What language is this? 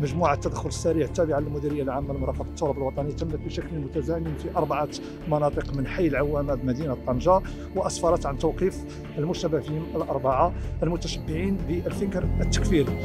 Arabic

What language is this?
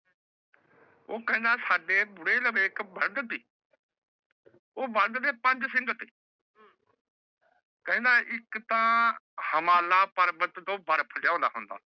Punjabi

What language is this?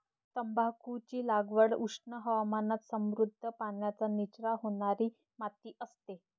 Marathi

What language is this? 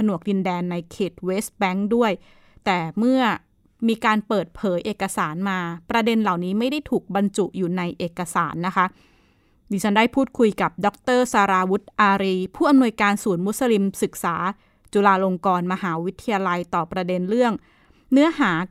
Thai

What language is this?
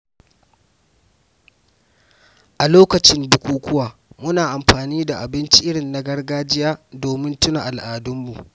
Hausa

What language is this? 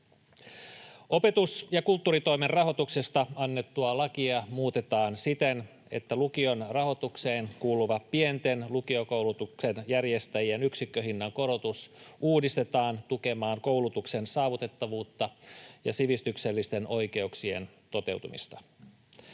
Finnish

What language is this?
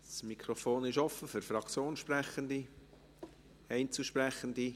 Swiss German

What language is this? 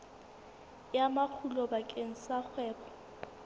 Southern Sotho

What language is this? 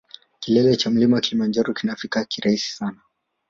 Swahili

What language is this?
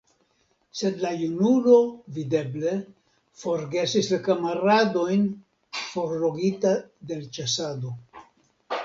Esperanto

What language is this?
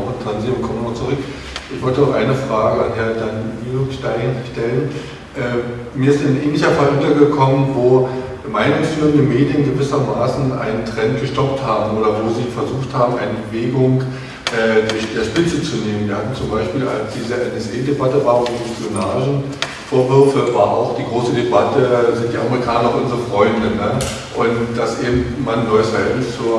German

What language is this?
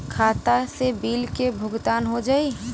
Bhojpuri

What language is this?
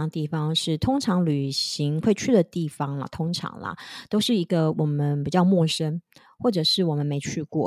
Chinese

